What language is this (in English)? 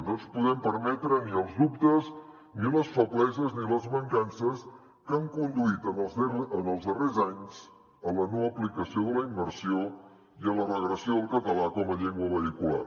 Catalan